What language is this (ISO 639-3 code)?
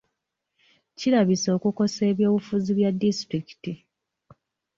lug